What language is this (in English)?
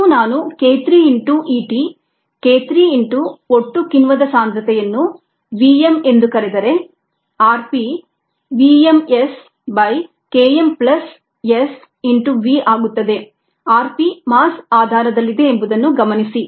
Kannada